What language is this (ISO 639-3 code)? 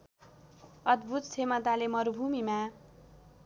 nep